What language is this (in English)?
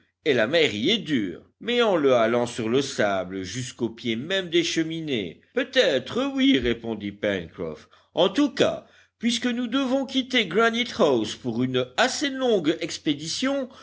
French